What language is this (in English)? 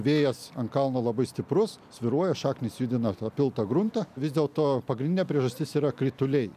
Lithuanian